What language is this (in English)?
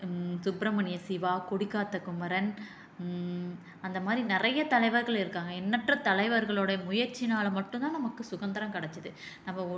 Tamil